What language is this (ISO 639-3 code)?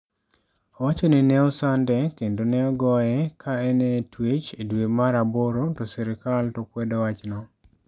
luo